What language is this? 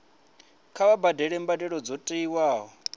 Venda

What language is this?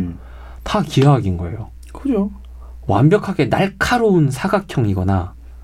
Korean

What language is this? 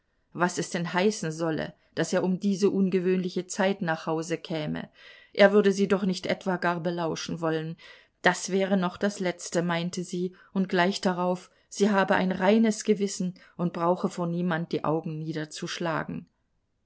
German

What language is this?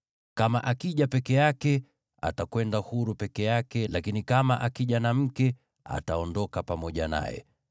Swahili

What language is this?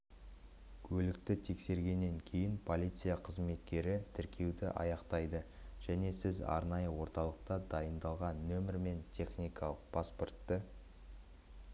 Kazakh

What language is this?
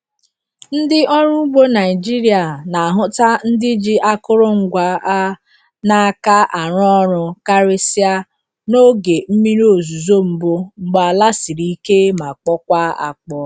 Igbo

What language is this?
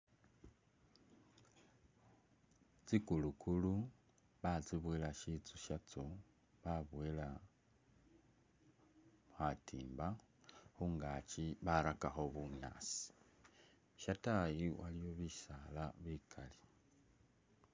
Masaaba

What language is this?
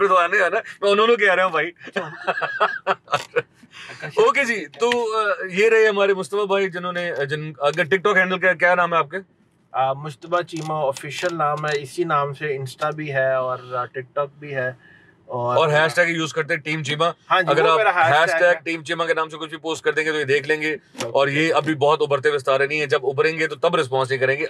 Hindi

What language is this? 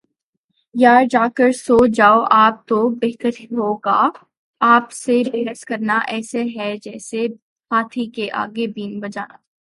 Urdu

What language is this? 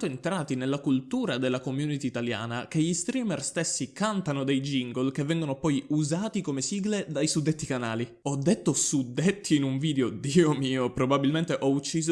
Italian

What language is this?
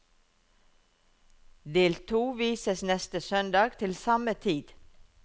Norwegian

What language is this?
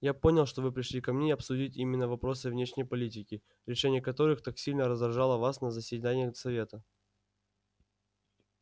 Russian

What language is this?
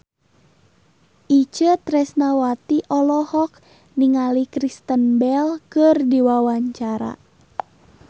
Sundanese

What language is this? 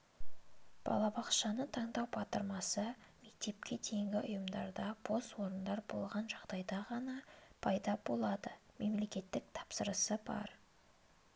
Kazakh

